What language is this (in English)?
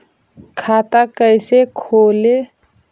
Magahi